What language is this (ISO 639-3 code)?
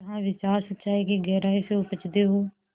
hin